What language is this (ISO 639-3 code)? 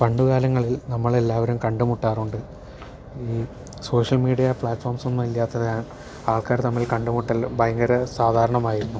mal